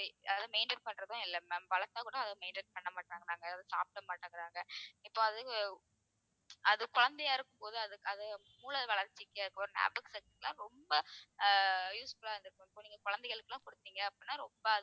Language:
Tamil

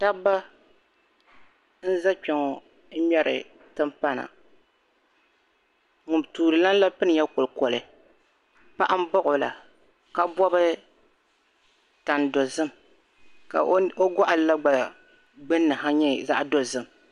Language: Dagbani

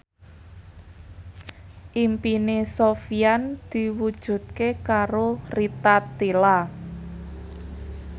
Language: Javanese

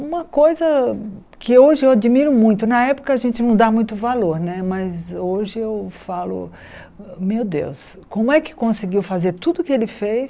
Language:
Portuguese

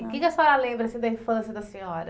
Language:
Portuguese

